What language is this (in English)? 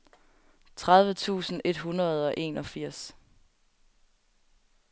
Danish